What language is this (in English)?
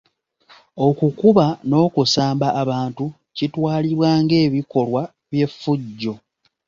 Ganda